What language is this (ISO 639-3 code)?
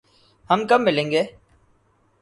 urd